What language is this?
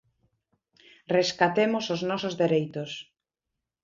Galician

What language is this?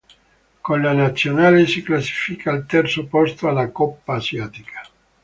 Italian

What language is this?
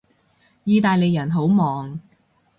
Cantonese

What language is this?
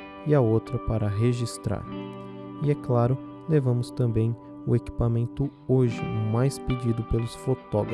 Portuguese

